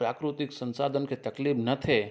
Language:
Sindhi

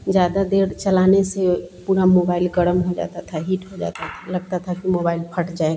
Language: Hindi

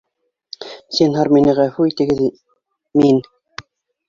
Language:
Bashkir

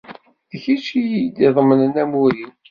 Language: Kabyle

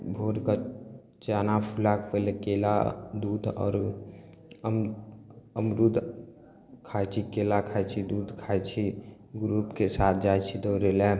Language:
Maithili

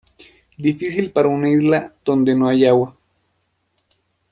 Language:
Spanish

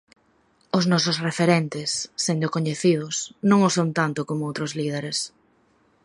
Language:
Galician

